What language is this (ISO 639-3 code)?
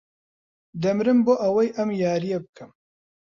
ckb